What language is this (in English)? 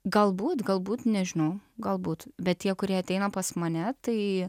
Lithuanian